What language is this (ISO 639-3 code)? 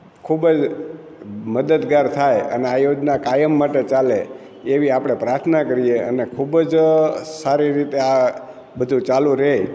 guj